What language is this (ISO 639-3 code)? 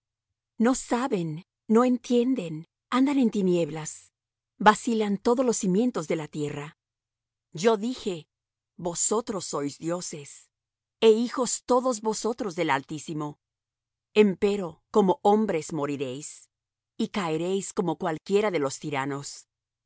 spa